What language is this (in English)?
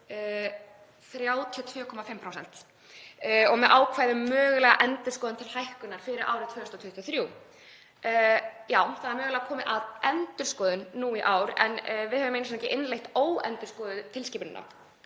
Icelandic